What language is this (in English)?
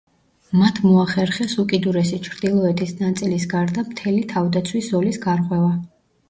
Georgian